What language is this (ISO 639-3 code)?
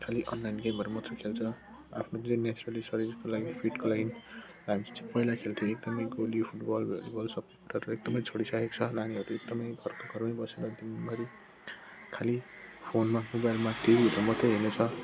nep